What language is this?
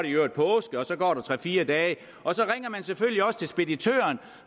Danish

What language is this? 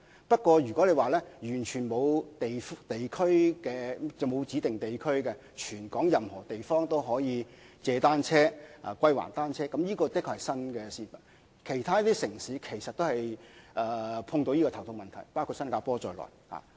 Cantonese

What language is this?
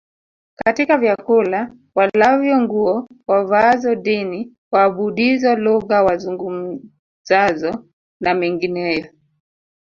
Swahili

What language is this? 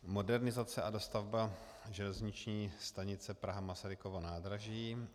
Czech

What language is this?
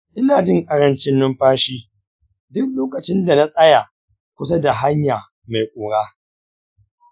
Hausa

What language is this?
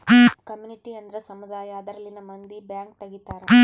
Kannada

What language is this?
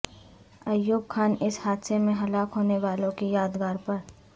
Urdu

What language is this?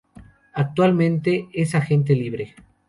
Spanish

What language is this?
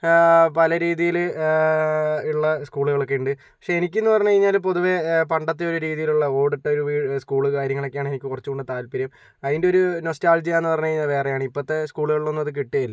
Malayalam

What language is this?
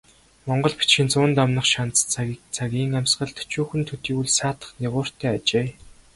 Mongolian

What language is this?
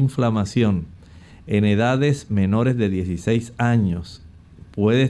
Spanish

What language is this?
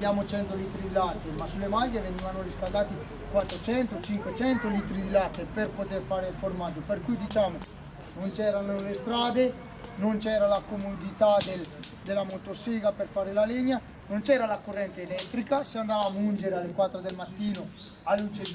Italian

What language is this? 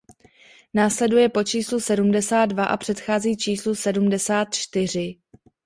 Czech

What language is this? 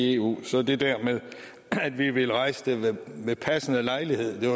Danish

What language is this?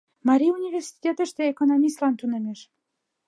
Mari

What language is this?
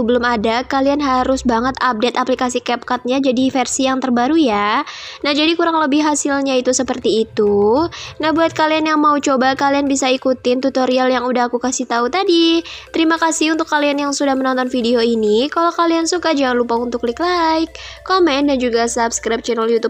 Indonesian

